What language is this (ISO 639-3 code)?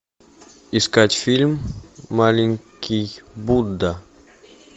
rus